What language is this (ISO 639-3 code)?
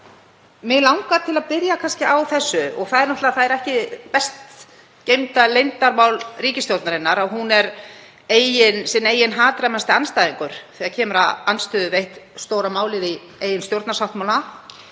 isl